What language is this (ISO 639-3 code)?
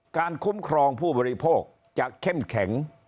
tha